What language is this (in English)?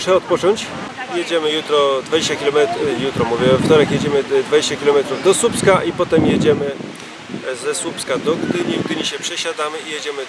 Polish